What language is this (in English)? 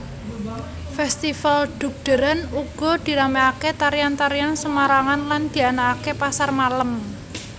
Javanese